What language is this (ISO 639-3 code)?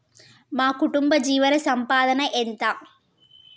tel